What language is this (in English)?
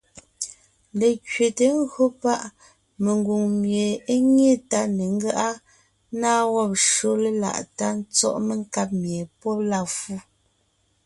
Ngiemboon